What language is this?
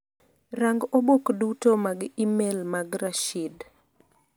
Luo (Kenya and Tanzania)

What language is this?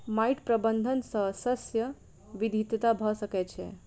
Maithili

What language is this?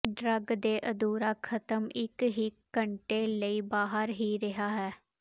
Punjabi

